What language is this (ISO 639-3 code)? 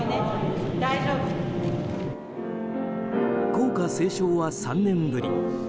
jpn